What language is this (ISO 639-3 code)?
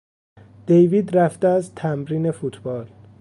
fas